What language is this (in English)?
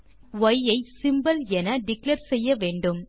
Tamil